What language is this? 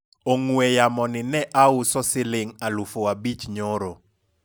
Luo (Kenya and Tanzania)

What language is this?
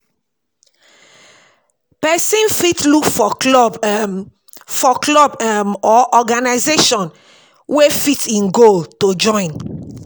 Nigerian Pidgin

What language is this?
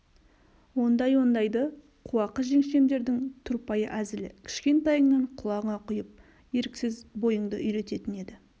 Kazakh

